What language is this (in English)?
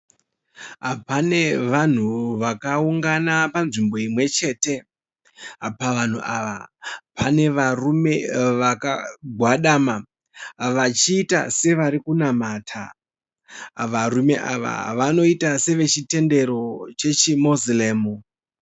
Shona